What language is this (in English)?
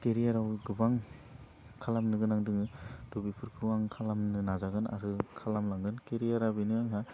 Bodo